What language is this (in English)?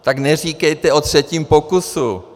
Czech